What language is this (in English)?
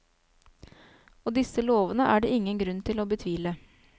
Norwegian